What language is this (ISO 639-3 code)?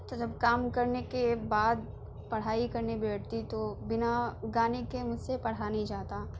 urd